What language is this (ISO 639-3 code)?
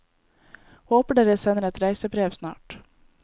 nor